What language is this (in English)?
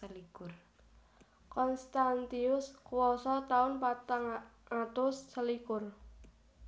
Javanese